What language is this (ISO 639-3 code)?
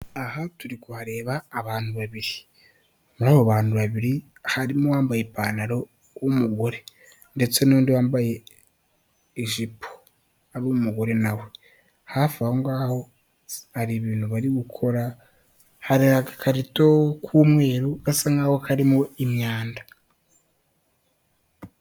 kin